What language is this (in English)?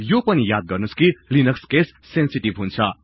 Nepali